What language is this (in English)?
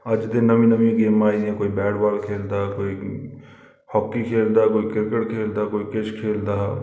Dogri